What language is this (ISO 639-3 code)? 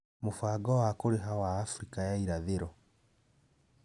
kik